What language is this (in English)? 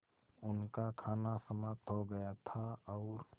Hindi